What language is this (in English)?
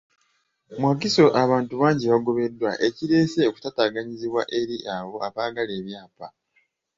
Ganda